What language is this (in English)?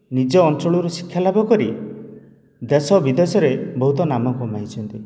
Odia